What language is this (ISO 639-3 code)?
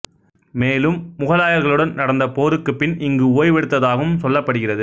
tam